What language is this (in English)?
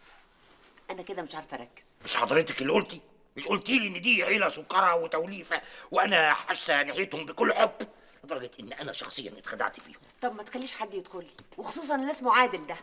Arabic